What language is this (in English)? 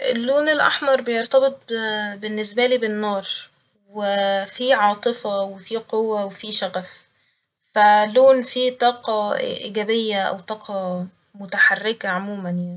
Egyptian Arabic